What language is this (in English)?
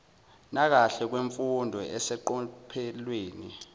Zulu